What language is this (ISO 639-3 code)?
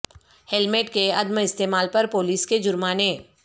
urd